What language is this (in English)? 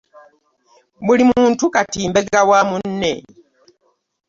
Ganda